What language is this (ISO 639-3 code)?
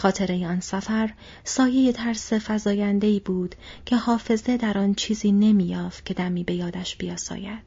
fas